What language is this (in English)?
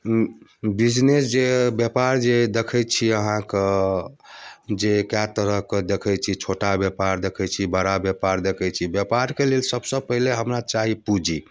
Maithili